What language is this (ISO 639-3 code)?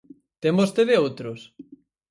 glg